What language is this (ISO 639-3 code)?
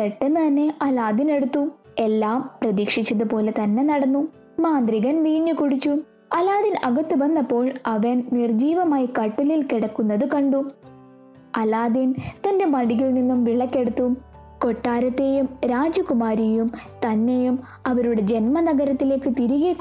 mal